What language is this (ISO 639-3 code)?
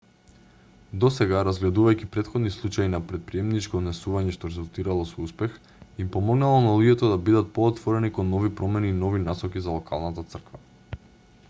mkd